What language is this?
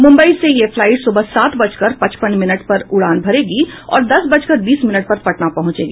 Hindi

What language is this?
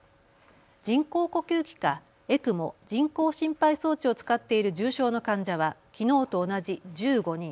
Japanese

